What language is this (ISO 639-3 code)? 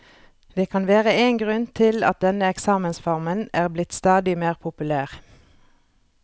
nor